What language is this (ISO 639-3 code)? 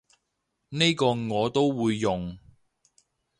yue